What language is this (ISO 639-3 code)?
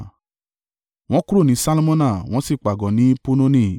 yor